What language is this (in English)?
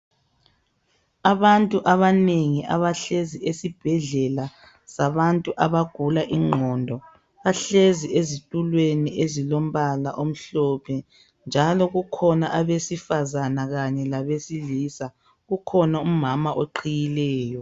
North Ndebele